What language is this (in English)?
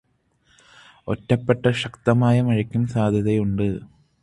Malayalam